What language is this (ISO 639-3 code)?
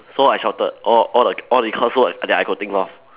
eng